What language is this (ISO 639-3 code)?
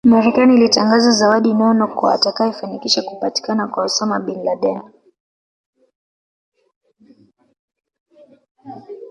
swa